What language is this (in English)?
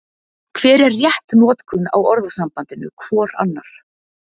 Icelandic